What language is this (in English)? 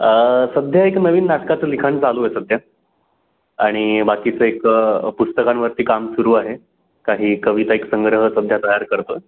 Marathi